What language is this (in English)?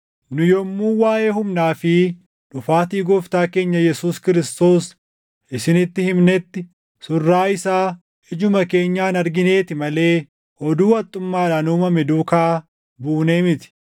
Oromo